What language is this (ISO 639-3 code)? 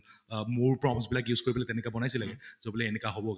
asm